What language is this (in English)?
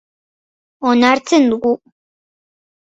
Basque